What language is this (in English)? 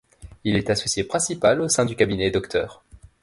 French